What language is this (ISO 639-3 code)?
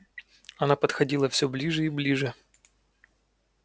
rus